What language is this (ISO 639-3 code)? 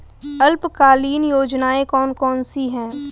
hin